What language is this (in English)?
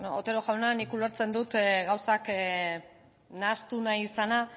Basque